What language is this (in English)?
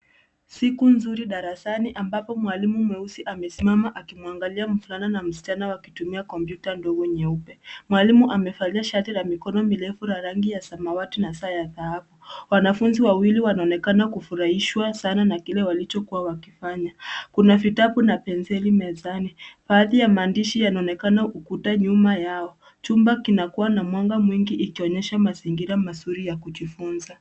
Swahili